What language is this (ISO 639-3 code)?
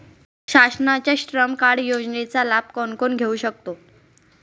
mar